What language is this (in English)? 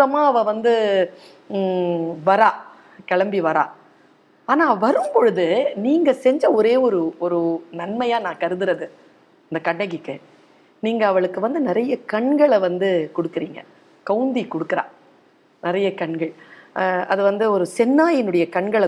Tamil